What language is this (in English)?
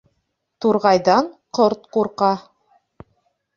Bashkir